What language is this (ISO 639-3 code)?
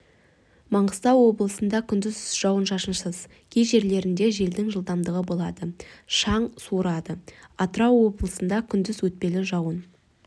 kaz